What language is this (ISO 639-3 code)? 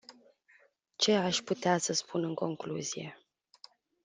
ron